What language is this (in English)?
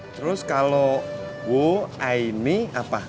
Indonesian